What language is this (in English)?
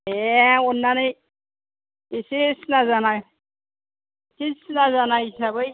Bodo